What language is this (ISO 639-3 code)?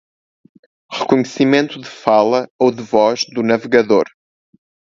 por